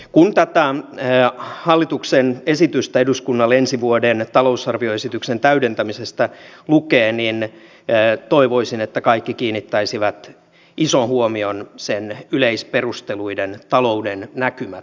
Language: Finnish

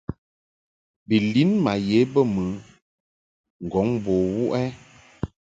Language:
Mungaka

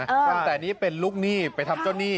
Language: Thai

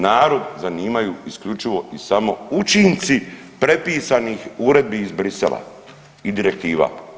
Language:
Croatian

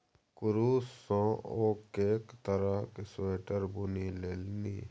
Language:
Maithili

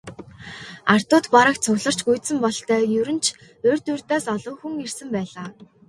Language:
Mongolian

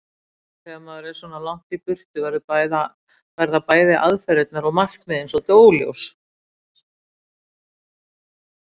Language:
Icelandic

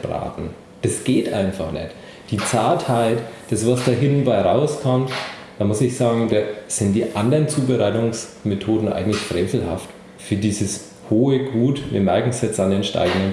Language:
German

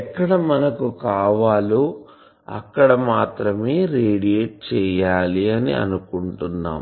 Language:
Telugu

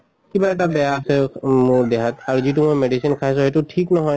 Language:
Assamese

